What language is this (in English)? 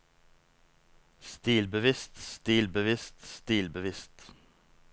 Norwegian